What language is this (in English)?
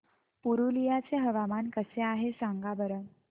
Marathi